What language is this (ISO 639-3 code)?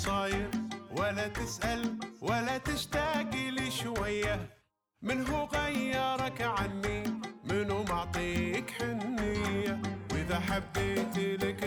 ara